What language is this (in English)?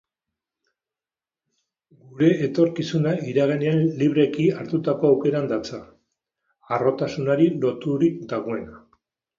Basque